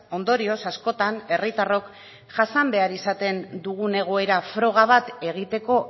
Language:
Basque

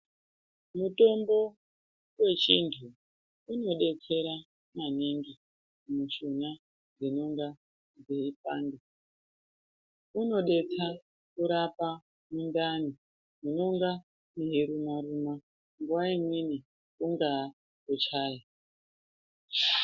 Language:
Ndau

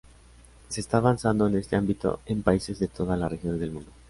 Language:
Spanish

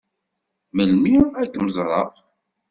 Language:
Kabyle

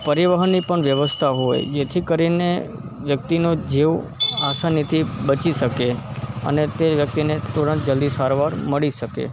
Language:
Gujarati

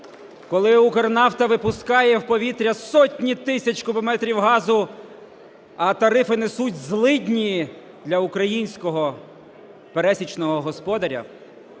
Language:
Ukrainian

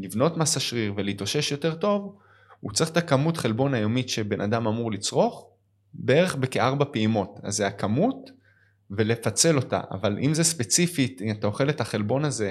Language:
Hebrew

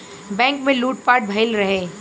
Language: Bhojpuri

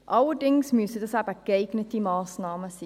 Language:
Swiss German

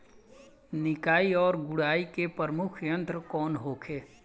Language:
Bhojpuri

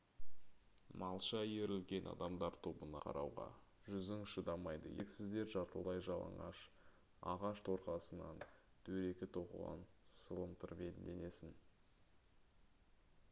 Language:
Kazakh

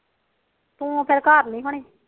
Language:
Punjabi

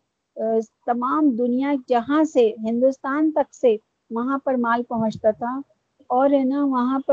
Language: Urdu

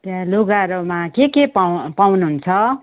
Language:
Nepali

